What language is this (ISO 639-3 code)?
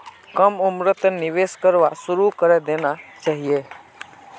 mag